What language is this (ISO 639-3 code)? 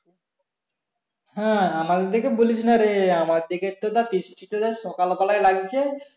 ben